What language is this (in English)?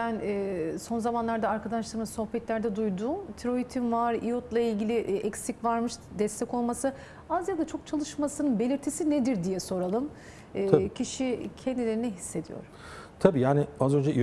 Turkish